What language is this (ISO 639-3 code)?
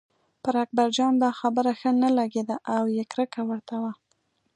pus